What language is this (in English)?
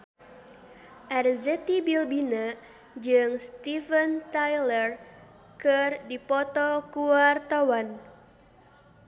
Sundanese